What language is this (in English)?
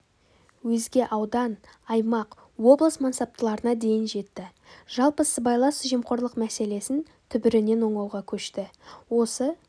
Kazakh